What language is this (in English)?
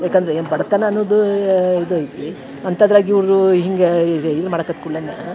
Kannada